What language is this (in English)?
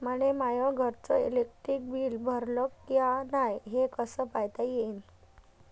Marathi